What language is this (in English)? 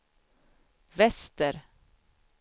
Swedish